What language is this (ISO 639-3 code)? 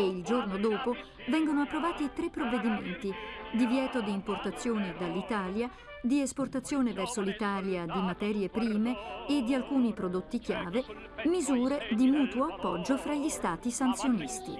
ita